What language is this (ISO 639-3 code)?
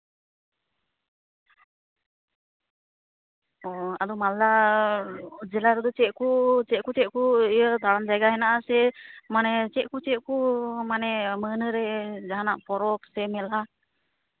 sat